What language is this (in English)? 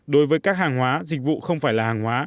Vietnamese